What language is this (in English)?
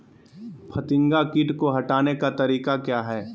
Magahi